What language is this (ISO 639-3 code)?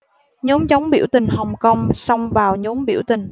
vie